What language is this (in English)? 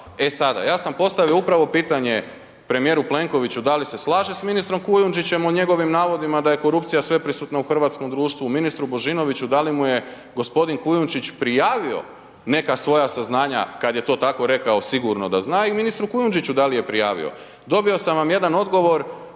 Croatian